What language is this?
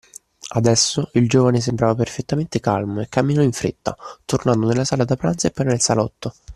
Italian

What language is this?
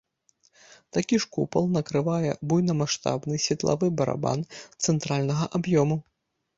Belarusian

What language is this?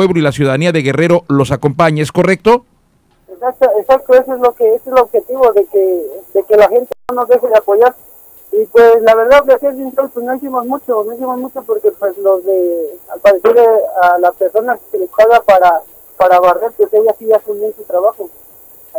Spanish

